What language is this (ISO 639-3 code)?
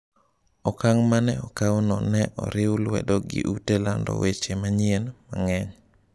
luo